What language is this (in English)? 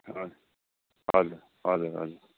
Nepali